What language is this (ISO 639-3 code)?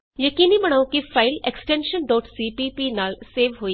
pan